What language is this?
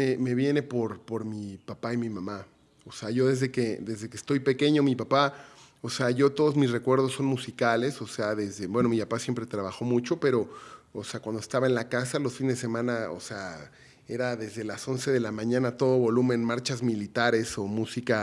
Spanish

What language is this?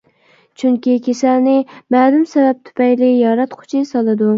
Uyghur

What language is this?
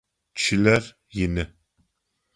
Adyghe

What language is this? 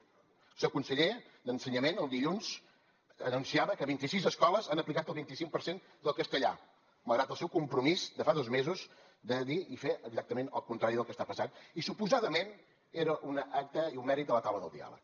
Catalan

